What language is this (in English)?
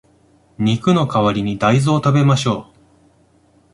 Japanese